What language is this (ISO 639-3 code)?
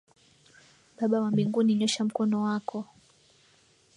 swa